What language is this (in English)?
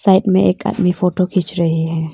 Hindi